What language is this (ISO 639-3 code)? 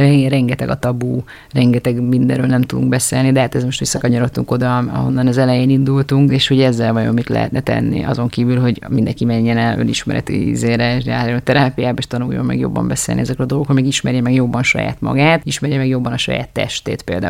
hun